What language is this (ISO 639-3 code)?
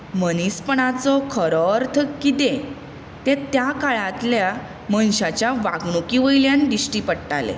kok